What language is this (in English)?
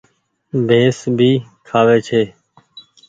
Goaria